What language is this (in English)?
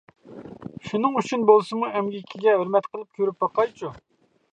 Uyghur